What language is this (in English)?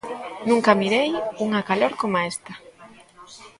Galician